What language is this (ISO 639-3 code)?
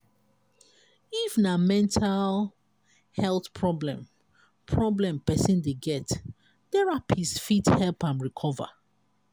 pcm